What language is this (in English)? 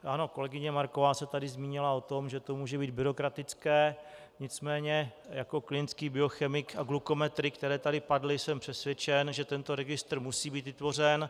Czech